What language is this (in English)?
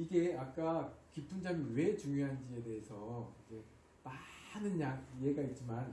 Korean